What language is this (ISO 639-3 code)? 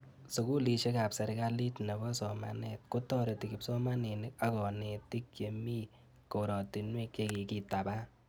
kln